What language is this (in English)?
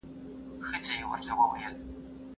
Pashto